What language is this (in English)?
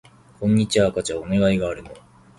Japanese